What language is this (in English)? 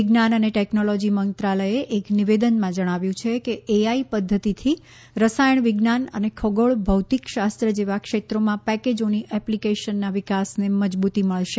Gujarati